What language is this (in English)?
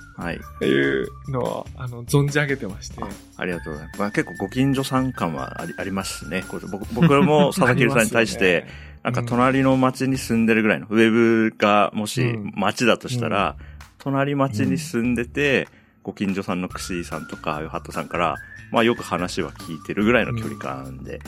Japanese